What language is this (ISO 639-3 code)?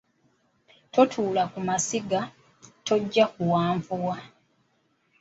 lug